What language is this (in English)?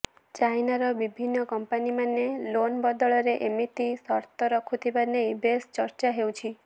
Odia